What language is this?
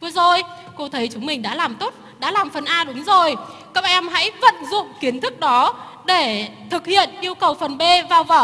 Vietnamese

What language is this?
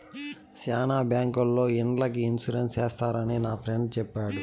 Telugu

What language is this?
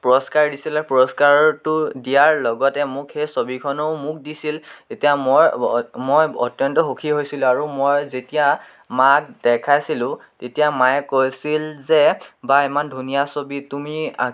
Assamese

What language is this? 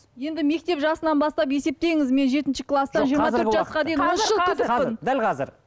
Kazakh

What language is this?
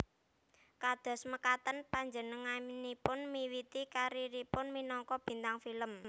Javanese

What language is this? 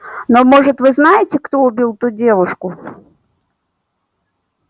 Russian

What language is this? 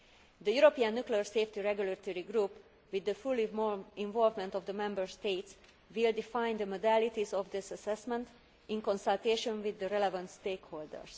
English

